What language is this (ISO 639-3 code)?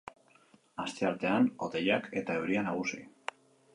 eus